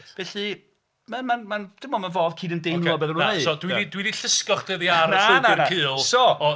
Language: Welsh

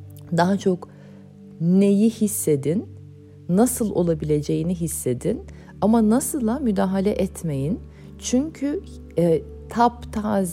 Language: Turkish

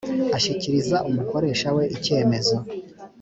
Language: Kinyarwanda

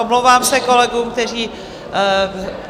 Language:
Czech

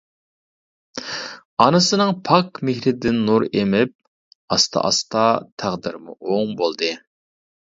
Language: Uyghur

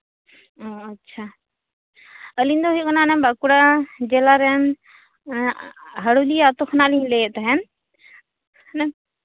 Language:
Santali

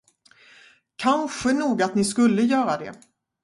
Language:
Swedish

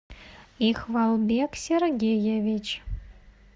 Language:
Russian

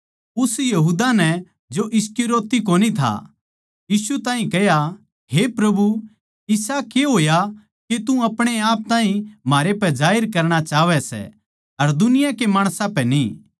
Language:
Haryanvi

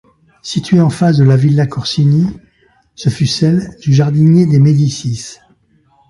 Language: French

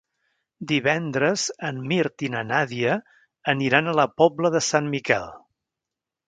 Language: Catalan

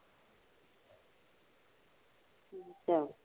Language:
Punjabi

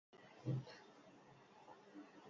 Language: Basque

